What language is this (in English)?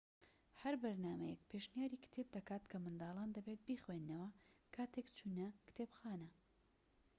Central Kurdish